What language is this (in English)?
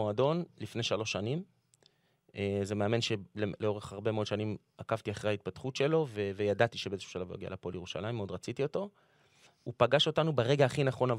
Hebrew